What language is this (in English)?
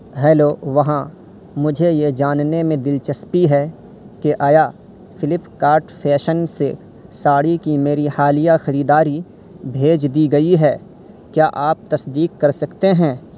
Urdu